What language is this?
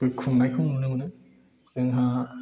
Bodo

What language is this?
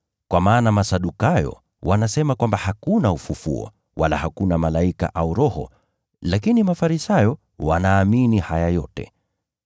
Swahili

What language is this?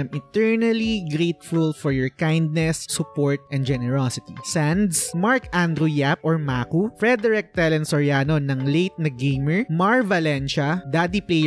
Filipino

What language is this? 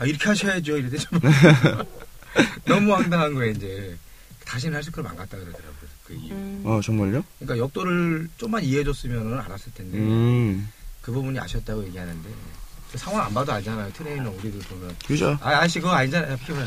Korean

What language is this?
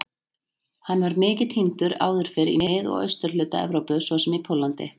Icelandic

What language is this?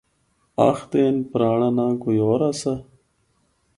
Northern Hindko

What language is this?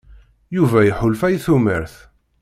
Kabyle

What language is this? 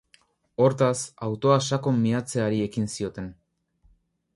Basque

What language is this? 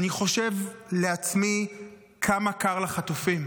Hebrew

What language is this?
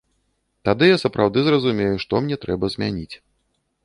Belarusian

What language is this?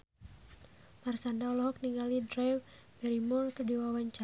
Sundanese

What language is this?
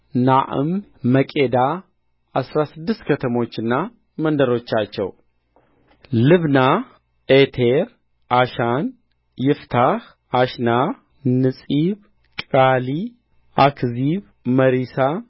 Amharic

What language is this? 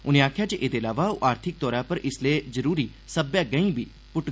Dogri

